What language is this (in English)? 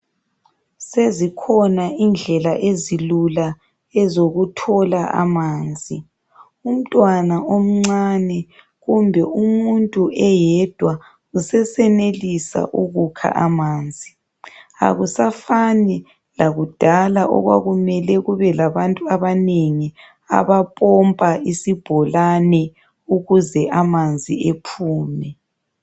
North Ndebele